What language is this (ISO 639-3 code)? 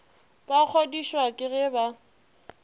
nso